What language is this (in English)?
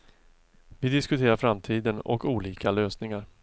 Swedish